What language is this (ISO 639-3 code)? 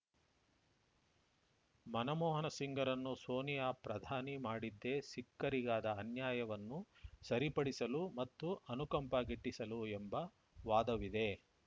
kan